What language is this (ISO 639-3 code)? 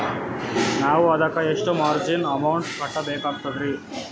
kan